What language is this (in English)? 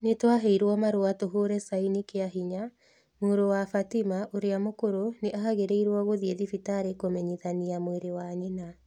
Kikuyu